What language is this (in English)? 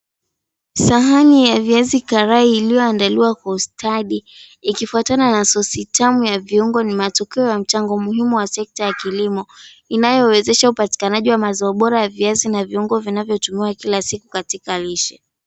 Swahili